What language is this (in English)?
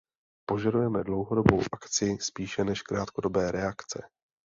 Czech